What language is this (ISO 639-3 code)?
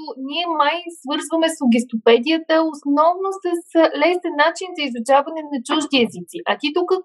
bul